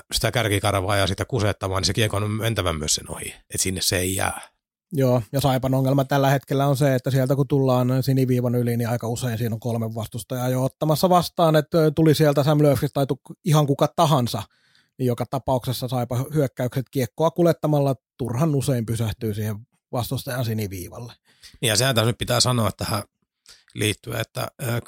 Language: Finnish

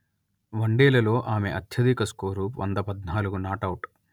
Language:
Telugu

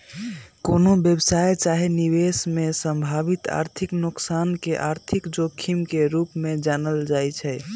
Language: Magahi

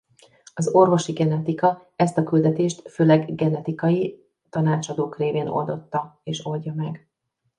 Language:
Hungarian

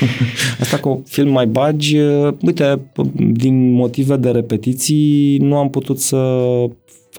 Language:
Romanian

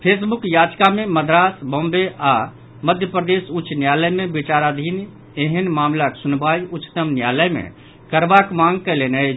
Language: Maithili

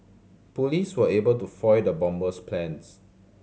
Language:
English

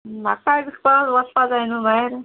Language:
Konkani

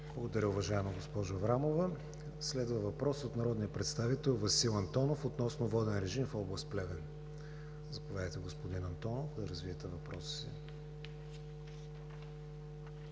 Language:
Bulgarian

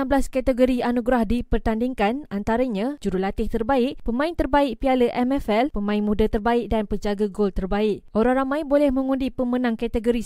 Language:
Malay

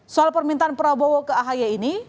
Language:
Indonesian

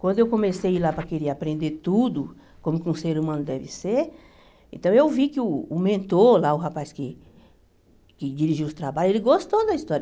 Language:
Portuguese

